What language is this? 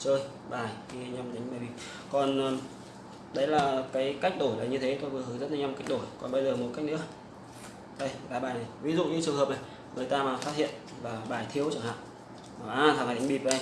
Vietnamese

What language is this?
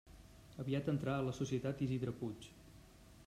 Catalan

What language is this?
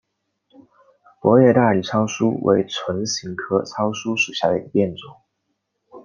Chinese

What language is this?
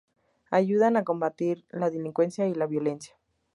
Spanish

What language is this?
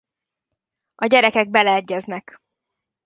Hungarian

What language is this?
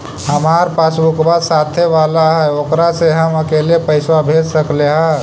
Magahi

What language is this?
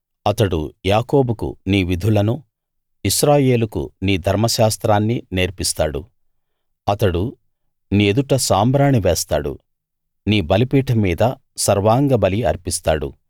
Telugu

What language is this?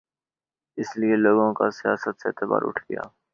Urdu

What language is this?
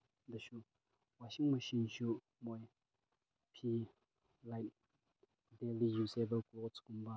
Manipuri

